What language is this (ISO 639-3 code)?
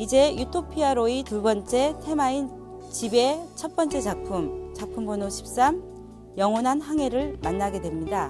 kor